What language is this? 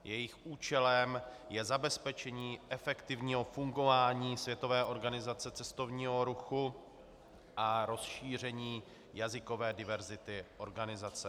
Czech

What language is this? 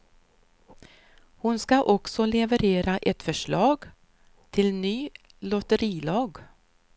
Swedish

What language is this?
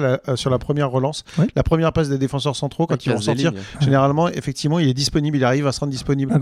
French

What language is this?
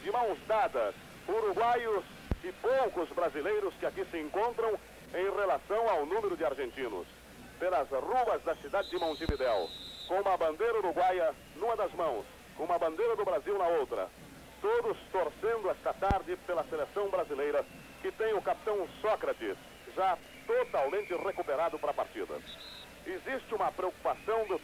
Portuguese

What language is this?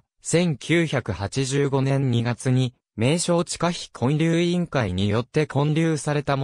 Japanese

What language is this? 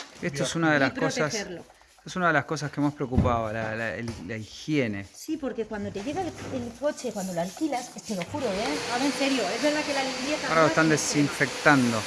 Spanish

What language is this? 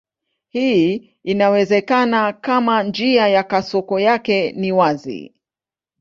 Swahili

